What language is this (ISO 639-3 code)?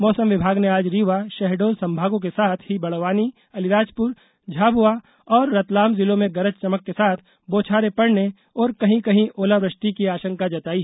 hin